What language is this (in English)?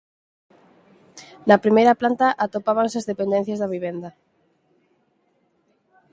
Galician